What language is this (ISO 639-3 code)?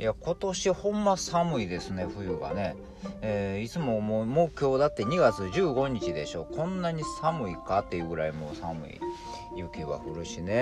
jpn